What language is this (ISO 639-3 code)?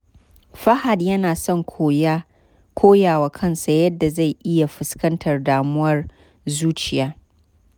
hau